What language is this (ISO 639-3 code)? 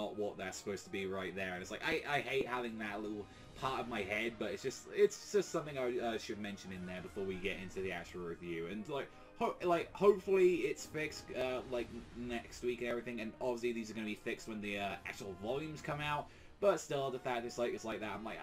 eng